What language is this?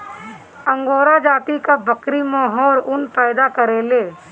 Bhojpuri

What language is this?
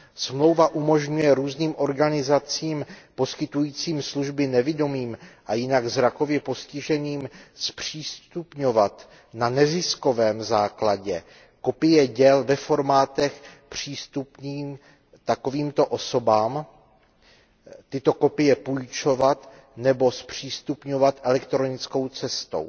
Czech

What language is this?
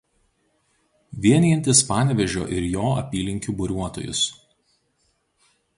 Lithuanian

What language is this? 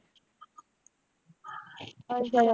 Punjabi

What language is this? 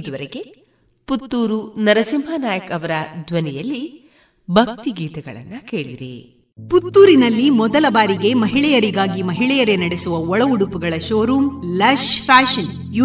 Kannada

